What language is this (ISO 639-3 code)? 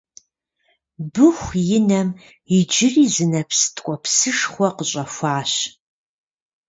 kbd